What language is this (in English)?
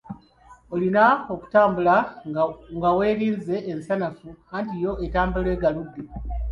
Ganda